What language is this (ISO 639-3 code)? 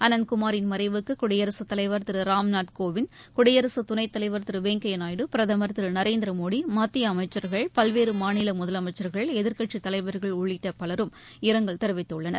tam